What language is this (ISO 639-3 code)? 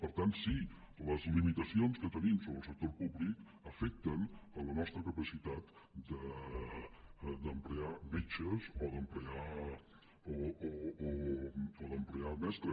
cat